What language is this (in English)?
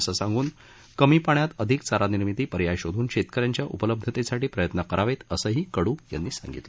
Marathi